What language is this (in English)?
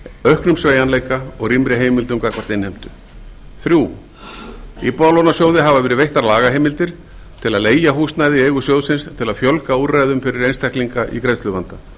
Icelandic